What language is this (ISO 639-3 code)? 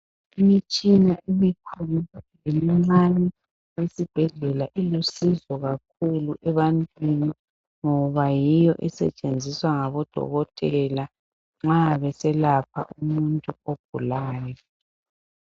nde